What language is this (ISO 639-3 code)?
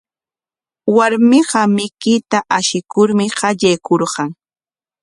qwa